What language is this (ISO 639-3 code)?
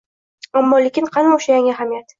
uzb